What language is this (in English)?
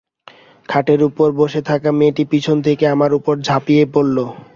Bangla